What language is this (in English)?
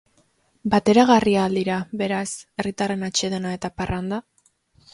Basque